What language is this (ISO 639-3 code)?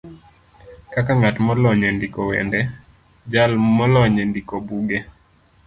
luo